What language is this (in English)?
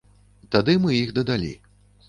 Belarusian